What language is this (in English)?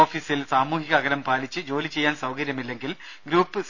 Malayalam